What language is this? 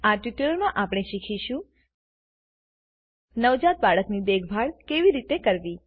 Gujarati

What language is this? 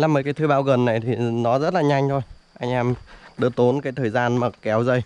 Vietnamese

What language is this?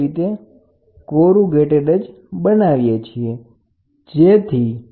Gujarati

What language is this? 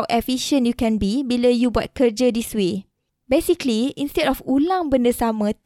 Malay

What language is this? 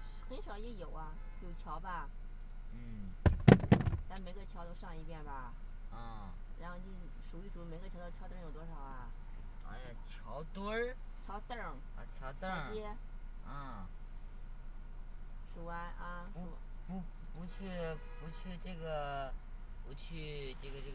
Chinese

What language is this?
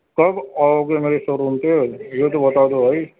Urdu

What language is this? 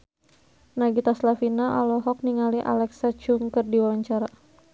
Sundanese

